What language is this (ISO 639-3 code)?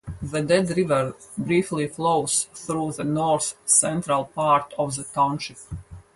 eng